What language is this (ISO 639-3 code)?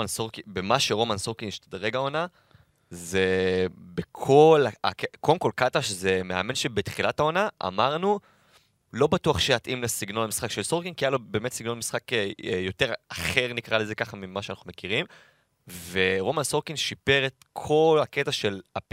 heb